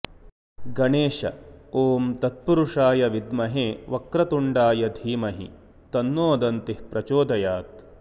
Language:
Sanskrit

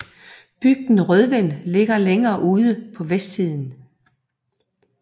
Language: Danish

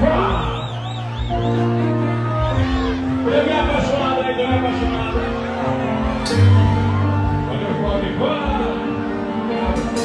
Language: Portuguese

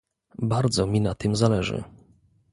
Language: Polish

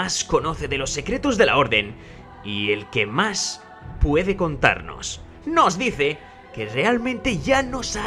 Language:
Spanish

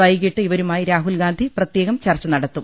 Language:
Malayalam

